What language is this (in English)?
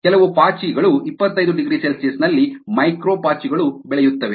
Kannada